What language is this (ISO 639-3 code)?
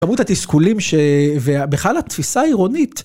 heb